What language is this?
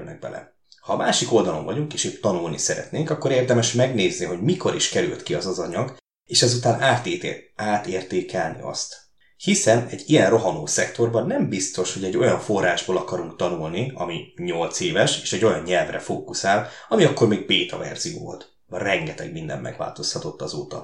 Hungarian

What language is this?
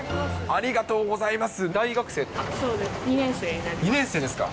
Japanese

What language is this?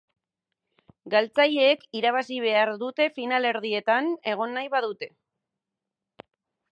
Basque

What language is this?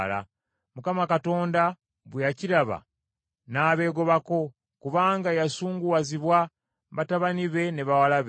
Ganda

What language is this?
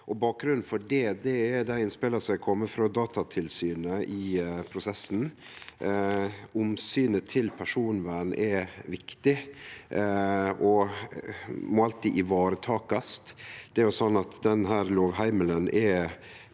Norwegian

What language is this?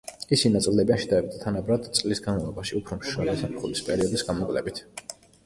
Georgian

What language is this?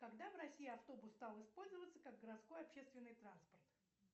Russian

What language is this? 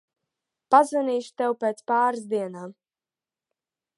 Latvian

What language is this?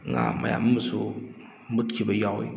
Manipuri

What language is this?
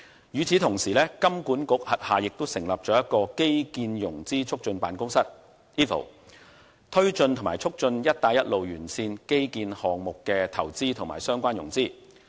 Cantonese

